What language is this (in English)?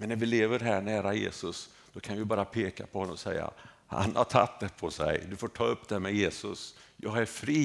Swedish